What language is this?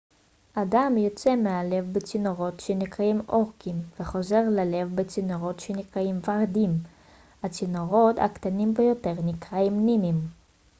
Hebrew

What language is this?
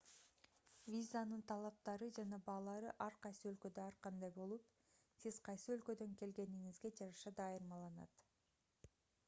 Kyrgyz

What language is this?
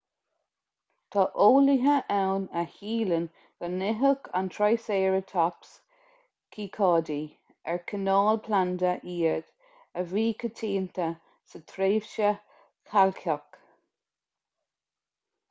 Irish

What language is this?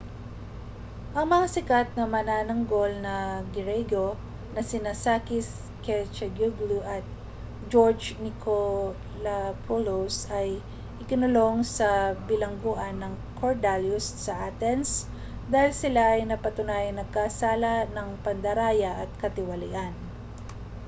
Filipino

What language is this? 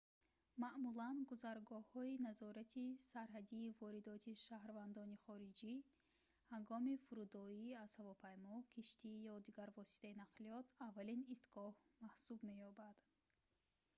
Tajik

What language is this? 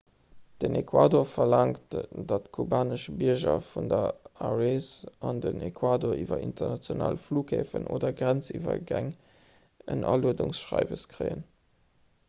Luxembourgish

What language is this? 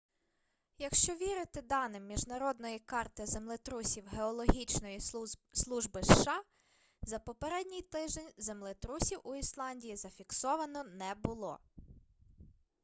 Ukrainian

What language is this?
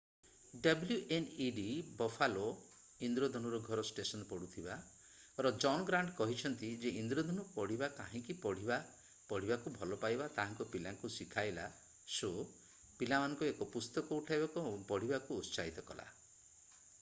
Odia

